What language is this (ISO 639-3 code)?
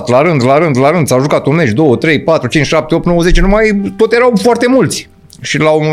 ron